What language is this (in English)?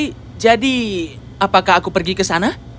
Indonesian